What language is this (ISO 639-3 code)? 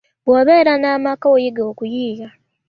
lug